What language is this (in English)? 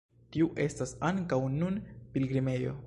Esperanto